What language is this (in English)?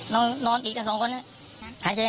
Thai